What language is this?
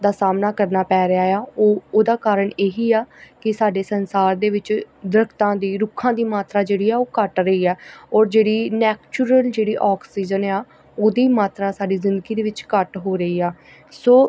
Punjabi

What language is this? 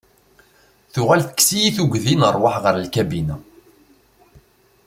Kabyle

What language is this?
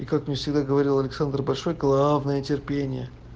Russian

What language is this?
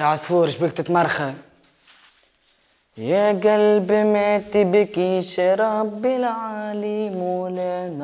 Arabic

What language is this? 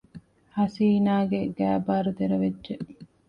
Divehi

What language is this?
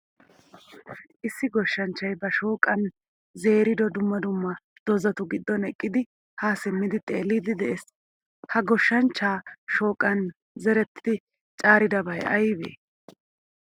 Wolaytta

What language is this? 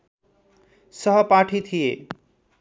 Nepali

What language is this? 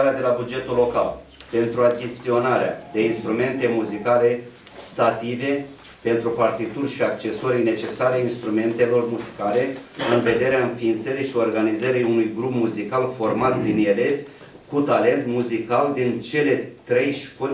Romanian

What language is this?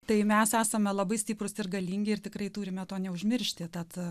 Lithuanian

